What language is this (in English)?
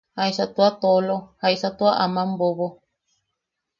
Yaqui